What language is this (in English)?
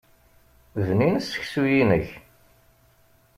Kabyle